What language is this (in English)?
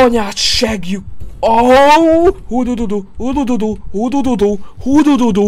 Hungarian